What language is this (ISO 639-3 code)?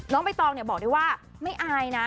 tha